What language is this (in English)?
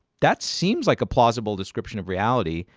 English